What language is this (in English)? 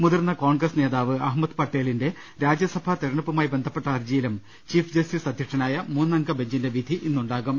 Malayalam